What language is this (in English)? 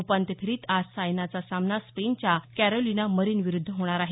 Marathi